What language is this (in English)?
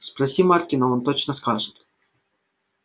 Russian